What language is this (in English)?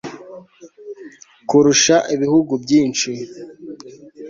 Kinyarwanda